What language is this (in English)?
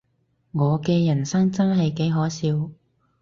Cantonese